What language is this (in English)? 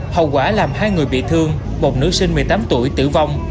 Vietnamese